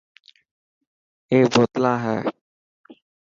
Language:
Dhatki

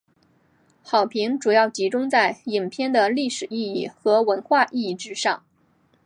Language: Chinese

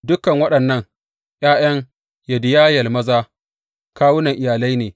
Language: Hausa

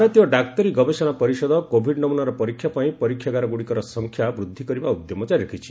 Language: Odia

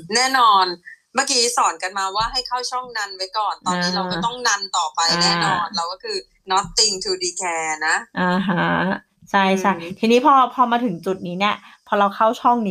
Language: Thai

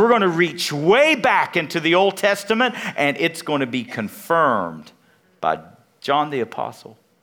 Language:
English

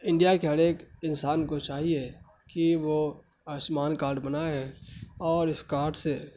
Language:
Urdu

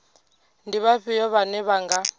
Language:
Venda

